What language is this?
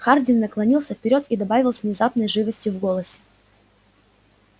Russian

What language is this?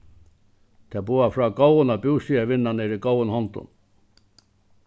Faroese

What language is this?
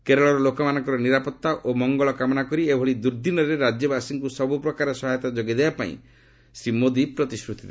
Odia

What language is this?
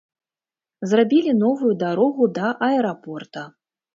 Belarusian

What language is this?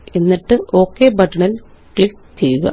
Malayalam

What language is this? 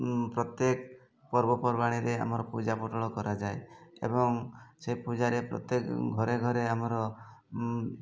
Odia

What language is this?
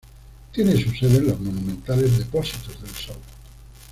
Spanish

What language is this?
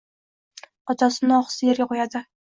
Uzbek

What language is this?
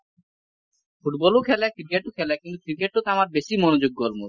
Assamese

